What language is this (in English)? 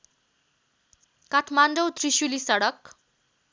Nepali